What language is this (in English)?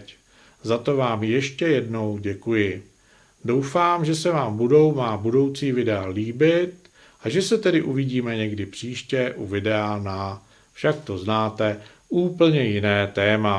Czech